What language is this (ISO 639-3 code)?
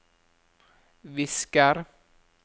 nor